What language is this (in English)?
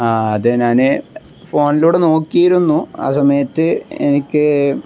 Malayalam